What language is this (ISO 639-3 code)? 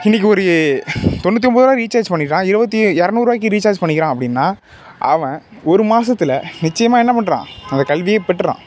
tam